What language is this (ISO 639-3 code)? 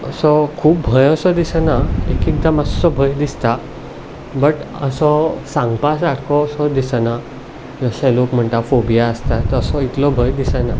kok